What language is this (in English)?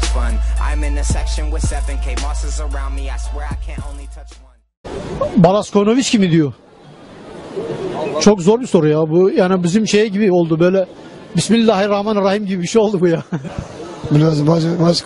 Turkish